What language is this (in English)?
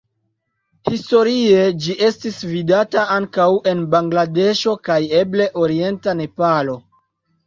Esperanto